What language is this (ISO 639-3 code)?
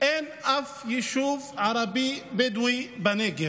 heb